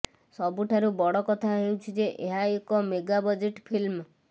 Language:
Odia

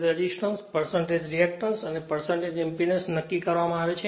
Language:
Gujarati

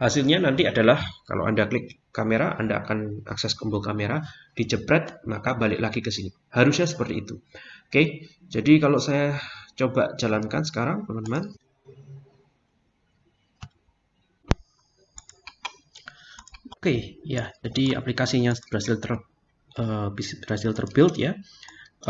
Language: Indonesian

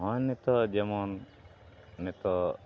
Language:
Santali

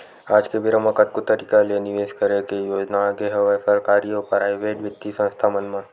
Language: Chhattisgarhi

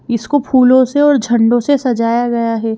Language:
Hindi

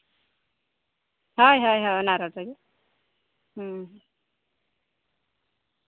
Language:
Santali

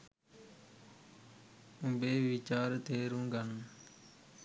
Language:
Sinhala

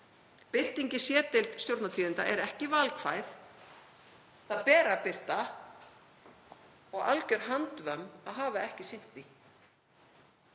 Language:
Icelandic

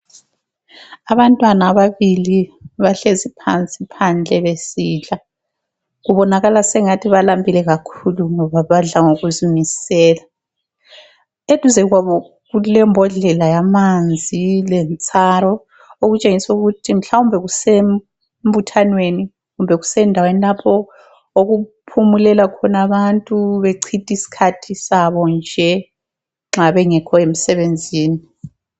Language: North Ndebele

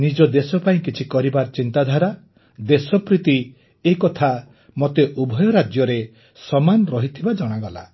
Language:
Odia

